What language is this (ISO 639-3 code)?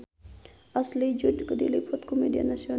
sun